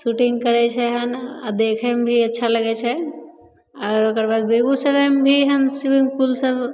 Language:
Maithili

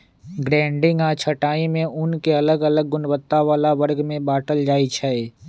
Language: Magahi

